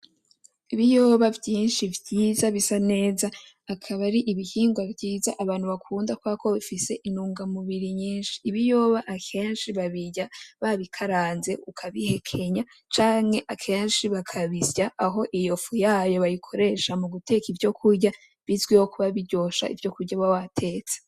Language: Rundi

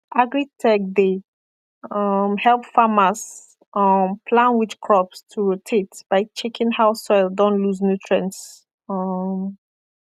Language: Nigerian Pidgin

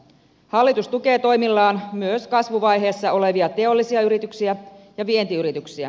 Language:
Finnish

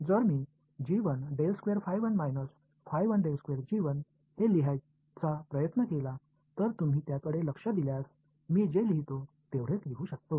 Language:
Marathi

